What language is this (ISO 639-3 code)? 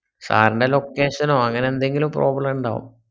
mal